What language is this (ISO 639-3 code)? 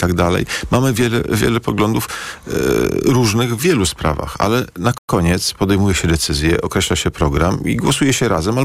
pol